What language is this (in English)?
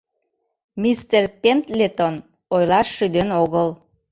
Mari